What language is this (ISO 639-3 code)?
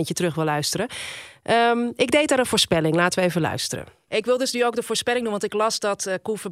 nld